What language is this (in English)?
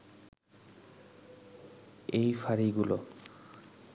Bangla